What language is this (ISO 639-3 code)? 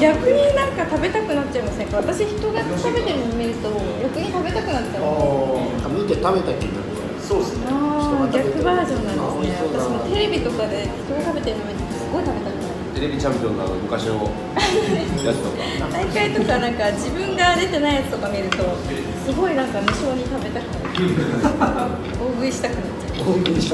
jpn